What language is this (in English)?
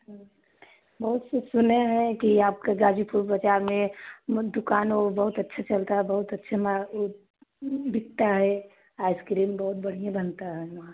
Hindi